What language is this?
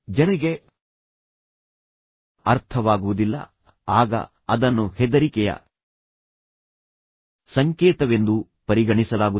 Kannada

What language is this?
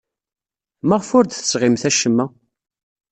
Kabyle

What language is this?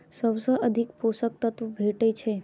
Maithili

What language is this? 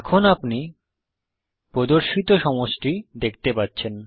Bangla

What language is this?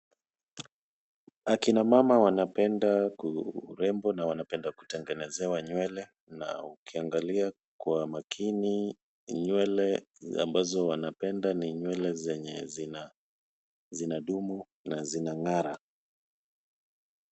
Swahili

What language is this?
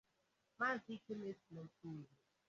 Igbo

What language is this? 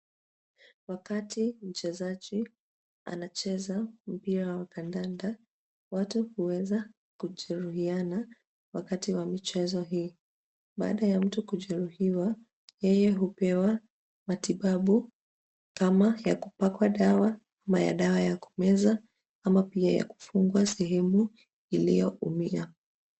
Swahili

